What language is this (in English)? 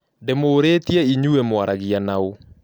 Kikuyu